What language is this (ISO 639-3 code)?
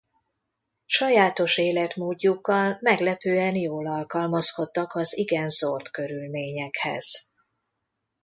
hun